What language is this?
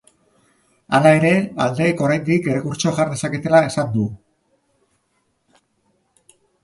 Basque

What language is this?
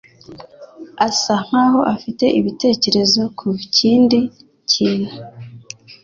Kinyarwanda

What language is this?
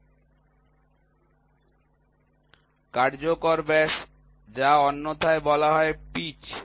Bangla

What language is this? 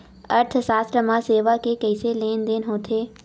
Chhattisgarhi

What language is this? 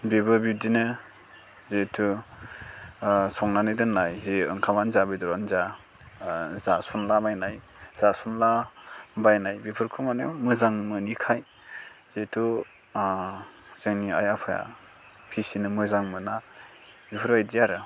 Bodo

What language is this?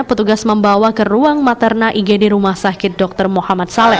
Indonesian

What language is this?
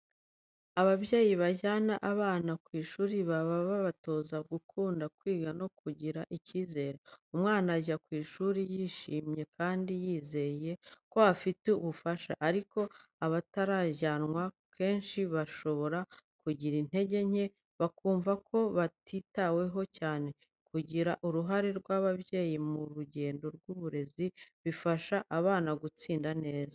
Kinyarwanda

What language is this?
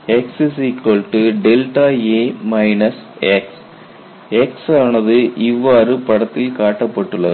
Tamil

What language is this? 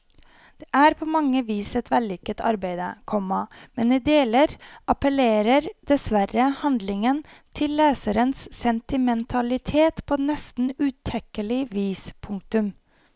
Norwegian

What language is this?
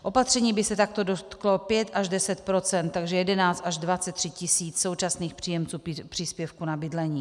Czech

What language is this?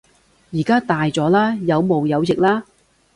Cantonese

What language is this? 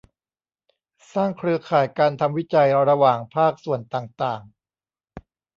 Thai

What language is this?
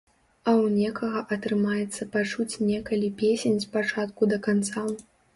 Belarusian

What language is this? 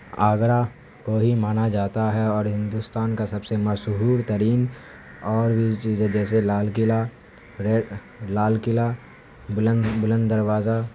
Urdu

